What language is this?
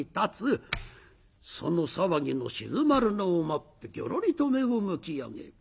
Japanese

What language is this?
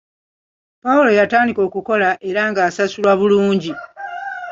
Ganda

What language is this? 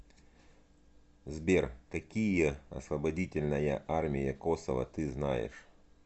Russian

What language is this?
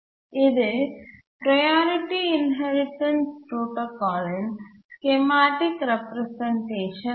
Tamil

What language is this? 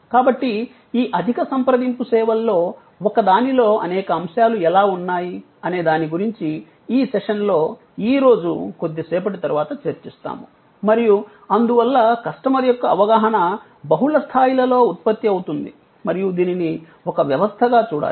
Telugu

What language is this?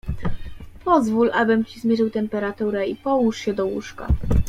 Polish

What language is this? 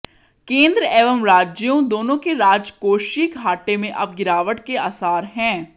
Hindi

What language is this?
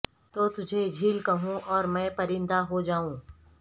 Urdu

